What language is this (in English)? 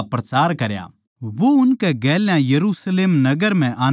Haryanvi